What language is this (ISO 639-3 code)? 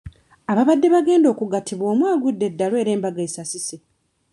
lug